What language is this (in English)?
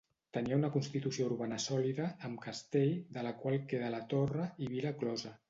Catalan